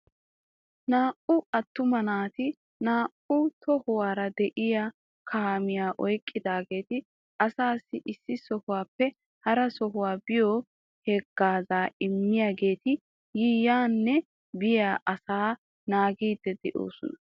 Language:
Wolaytta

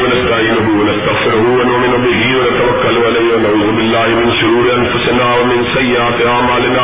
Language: Urdu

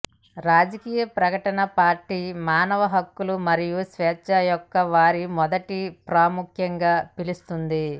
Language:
Telugu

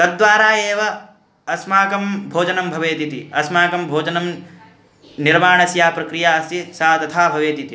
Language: Sanskrit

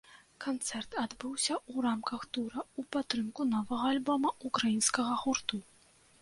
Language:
Belarusian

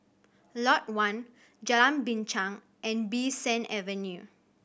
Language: English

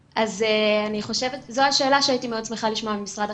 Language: Hebrew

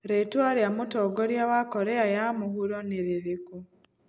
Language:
Kikuyu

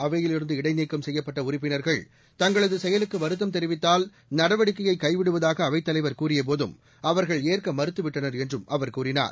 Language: Tamil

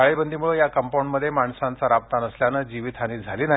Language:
Marathi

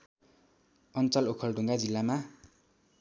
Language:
Nepali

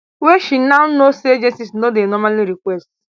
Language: Nigerian Pidgin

